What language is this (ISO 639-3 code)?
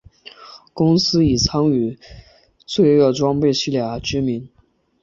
zho